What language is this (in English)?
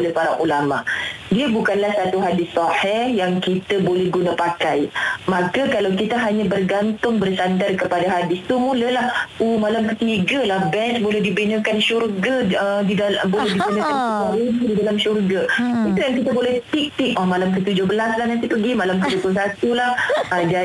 Malay